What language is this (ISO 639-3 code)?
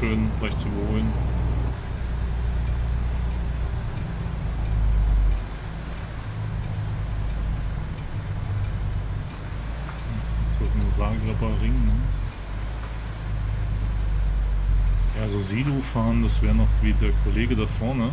deu